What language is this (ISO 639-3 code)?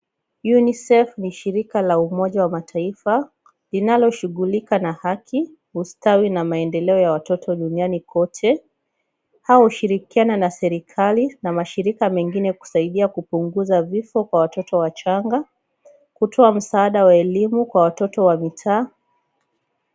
swa